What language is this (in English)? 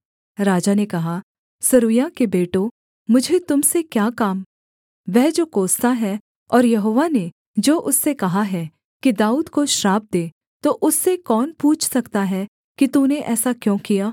Hindi